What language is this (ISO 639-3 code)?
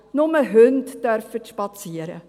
gsw